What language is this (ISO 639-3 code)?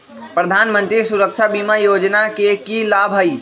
mag